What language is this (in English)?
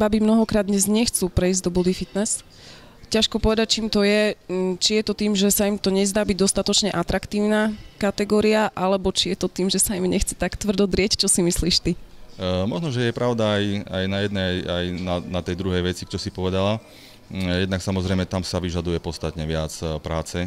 Slovak